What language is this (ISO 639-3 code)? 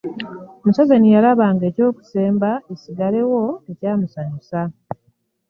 lug